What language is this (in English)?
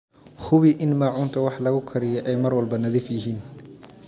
Somali